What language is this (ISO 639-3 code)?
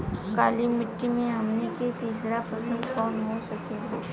bho